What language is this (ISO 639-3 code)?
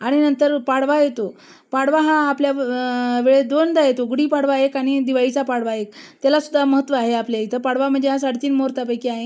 mar